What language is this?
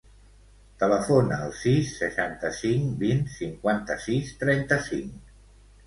Catalan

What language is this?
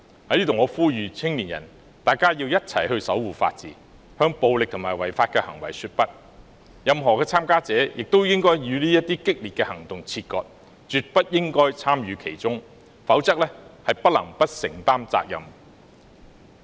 Cantonese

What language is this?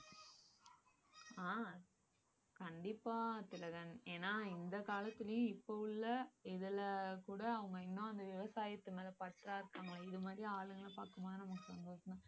Tamil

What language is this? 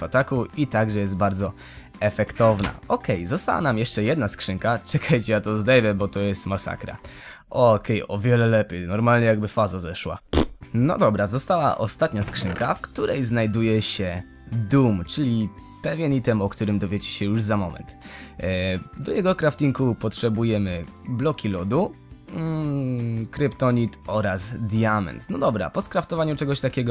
Polish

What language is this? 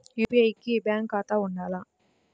Telugu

